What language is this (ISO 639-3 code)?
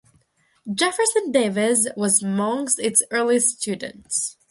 eng